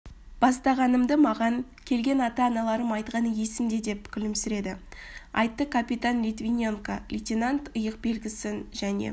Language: Kazakh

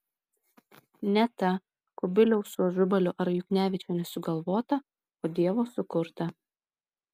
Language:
Lithuanian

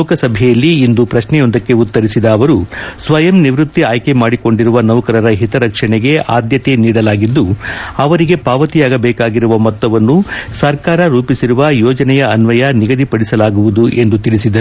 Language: Kannada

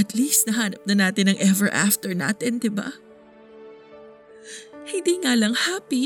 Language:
Filipino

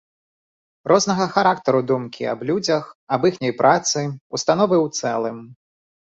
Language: Belarusian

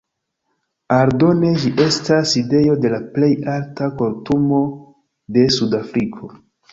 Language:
Esperanto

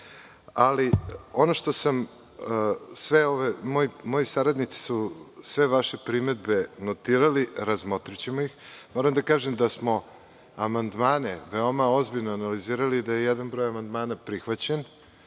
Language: Serbian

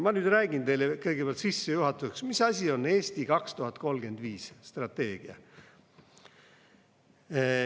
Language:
Estonian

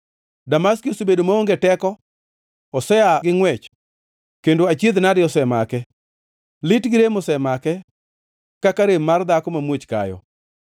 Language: Luo (Kenya and Tanzania)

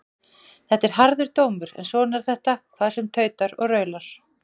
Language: Icelandic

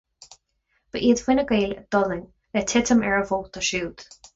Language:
Irish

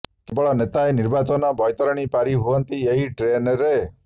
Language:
Odia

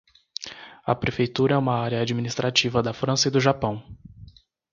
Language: Portuguese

